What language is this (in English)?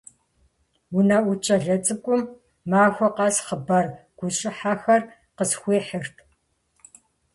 Kabardian